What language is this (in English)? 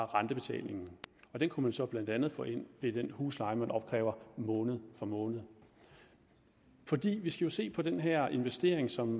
Danish